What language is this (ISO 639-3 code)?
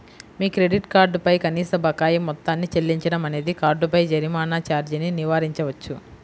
tel